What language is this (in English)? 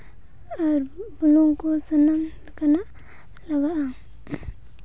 Santali